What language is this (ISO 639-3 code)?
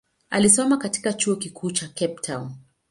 swa